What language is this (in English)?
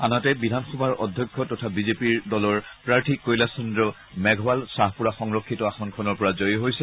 Assamese